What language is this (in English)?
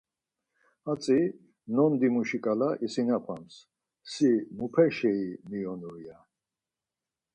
Laz